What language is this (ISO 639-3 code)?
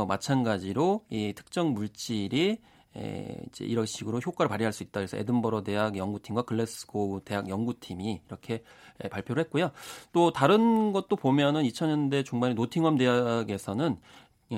kor